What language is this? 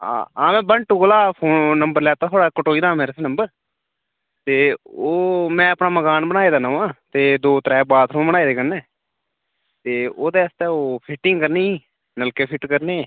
Dogri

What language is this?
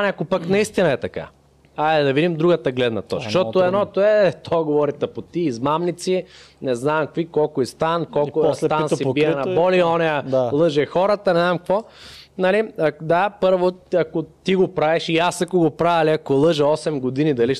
Bulgarian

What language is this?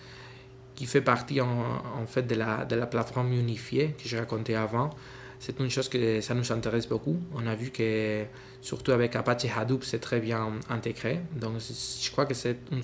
French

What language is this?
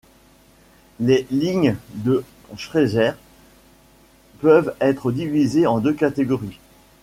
French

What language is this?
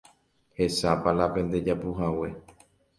Guarani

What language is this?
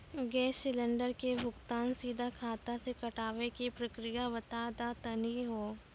Maithili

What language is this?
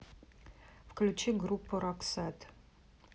Russian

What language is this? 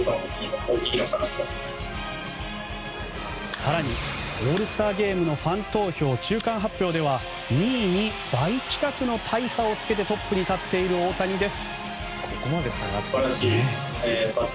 Japanese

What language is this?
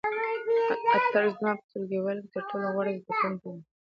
Pashto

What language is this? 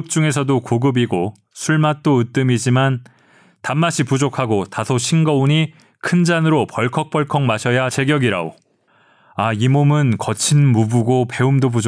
Korean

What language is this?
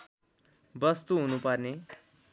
Nepali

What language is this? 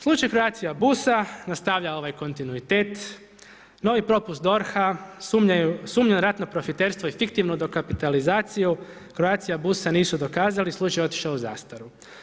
Croatian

